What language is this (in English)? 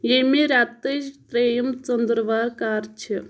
Kashmiri